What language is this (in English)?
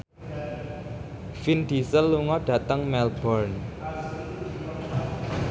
Javanese